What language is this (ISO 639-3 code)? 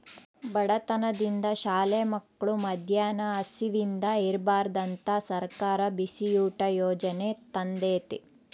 kan